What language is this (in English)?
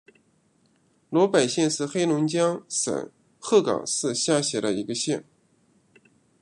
Chinese